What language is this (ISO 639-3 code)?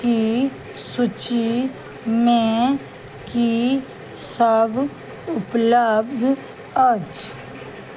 mai